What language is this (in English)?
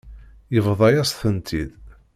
Kabyle